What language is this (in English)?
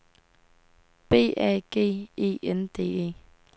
Danish